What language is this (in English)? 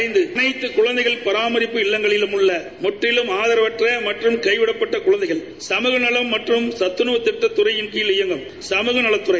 Tamil